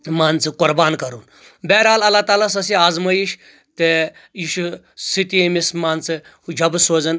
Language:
Kashmiri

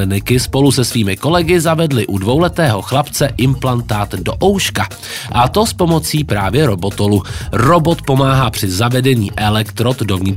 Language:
Czech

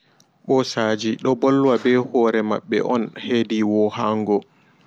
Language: Fula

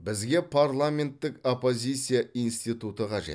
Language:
Kazakh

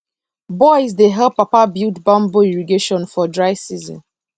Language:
Nigerian Pidgin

